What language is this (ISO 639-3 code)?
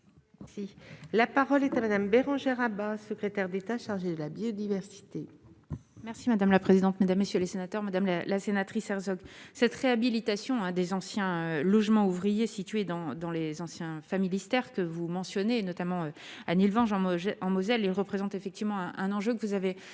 fra